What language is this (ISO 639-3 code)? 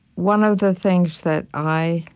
eng